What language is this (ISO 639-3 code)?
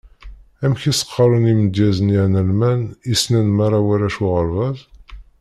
kab